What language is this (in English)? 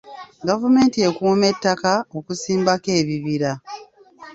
Ganda